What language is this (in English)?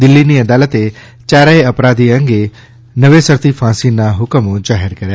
Gujarati